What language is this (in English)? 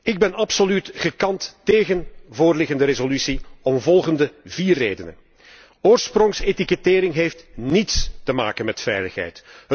Dutch